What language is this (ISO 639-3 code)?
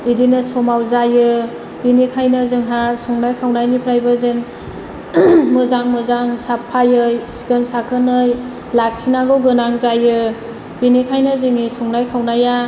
brx